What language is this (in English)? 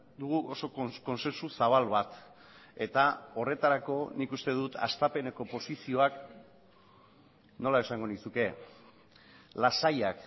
Basque